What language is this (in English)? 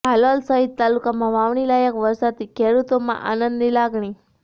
Gujarati